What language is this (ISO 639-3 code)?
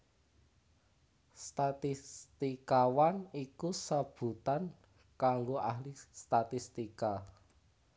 jav